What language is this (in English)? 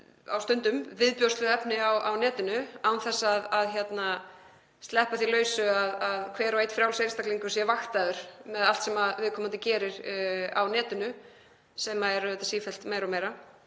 Icelandic